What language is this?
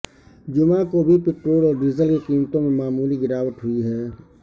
Urdu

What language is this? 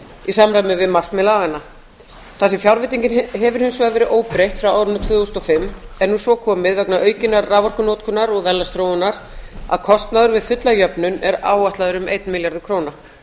Icelandic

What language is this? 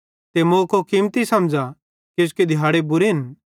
Bhadrawahi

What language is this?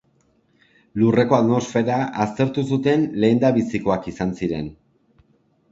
Basque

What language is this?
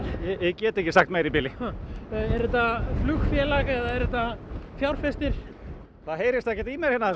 Icelandic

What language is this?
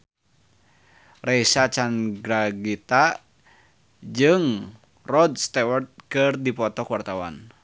Sundanese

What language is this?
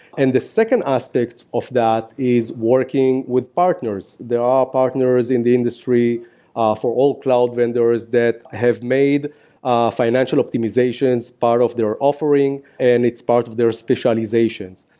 English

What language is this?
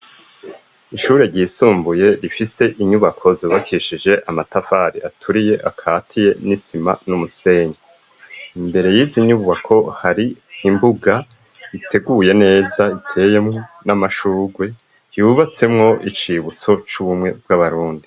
Rundi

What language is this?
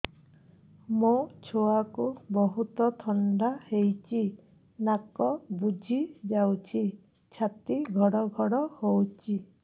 Odia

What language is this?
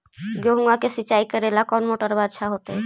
Magahi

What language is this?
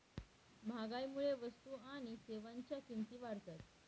Marathi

